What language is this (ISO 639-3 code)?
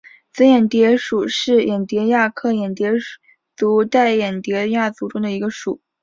zho